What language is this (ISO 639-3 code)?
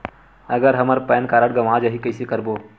hne